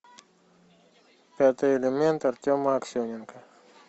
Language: Russian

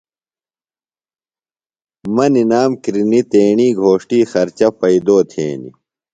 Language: Phalura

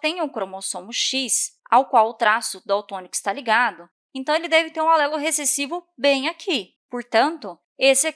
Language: Portuguese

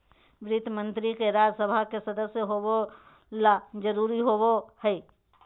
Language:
Magahi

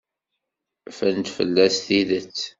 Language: Kabyle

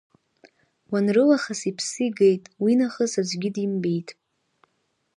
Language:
Abkhazian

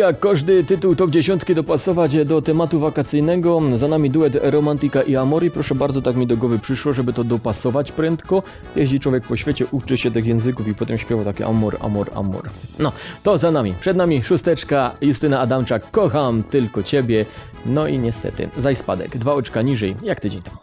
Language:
Polish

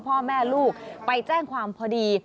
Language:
Thai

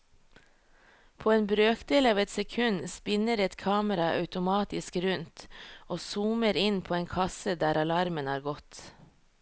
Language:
Norwegian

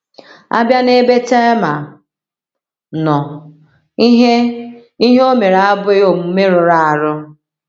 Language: Igbo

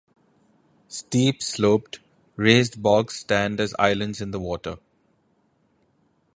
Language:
English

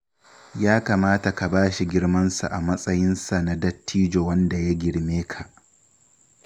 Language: Hausa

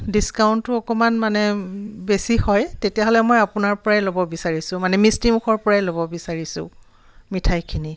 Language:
Assamese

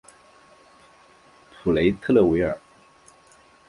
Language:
Chinese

